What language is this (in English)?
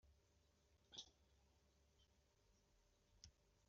Kabyle